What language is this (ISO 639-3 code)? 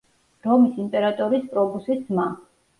kat